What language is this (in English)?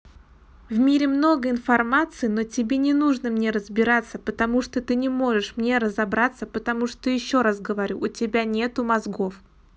Russian